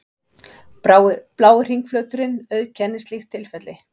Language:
Icelandic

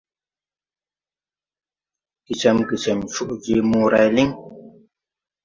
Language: Tupuri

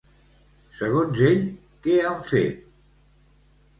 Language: Catalan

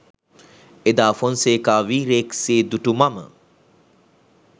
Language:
Sinhala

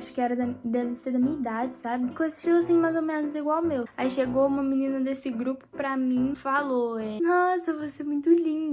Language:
Portuguese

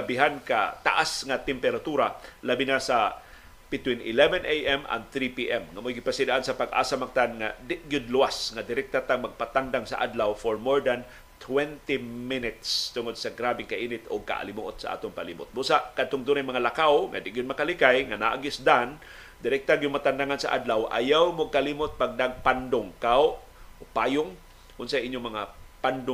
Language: Filipino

